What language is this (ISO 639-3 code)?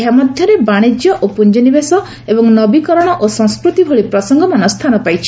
ori